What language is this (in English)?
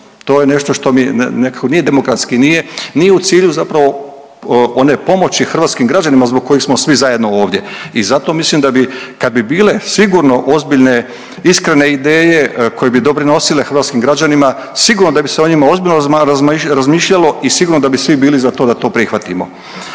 Croatian